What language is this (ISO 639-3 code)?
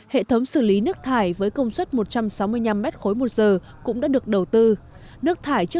vie